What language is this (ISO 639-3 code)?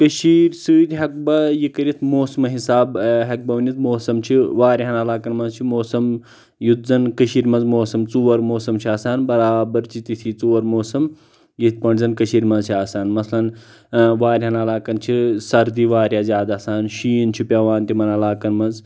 kas